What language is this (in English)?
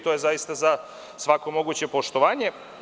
Serbian